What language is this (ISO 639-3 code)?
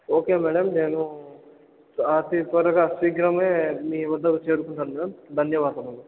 tel